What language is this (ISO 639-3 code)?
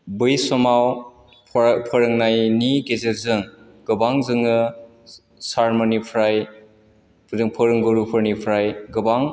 brx